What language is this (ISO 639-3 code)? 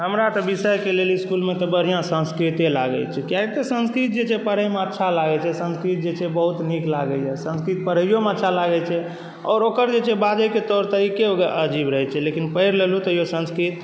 mai